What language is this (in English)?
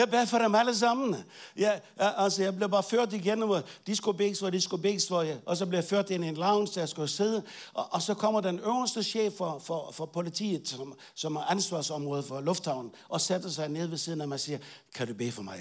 Danish